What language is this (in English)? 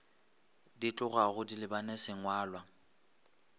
Northern Sotho